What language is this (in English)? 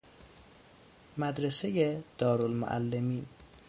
Persian